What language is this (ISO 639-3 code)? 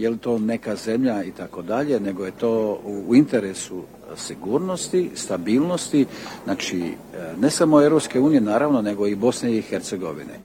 hrv